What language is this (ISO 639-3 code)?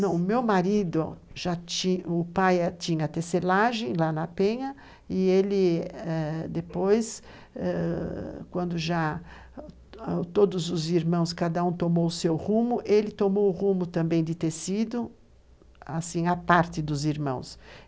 por